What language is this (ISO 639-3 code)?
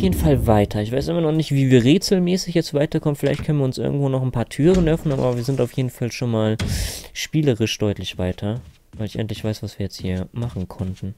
deu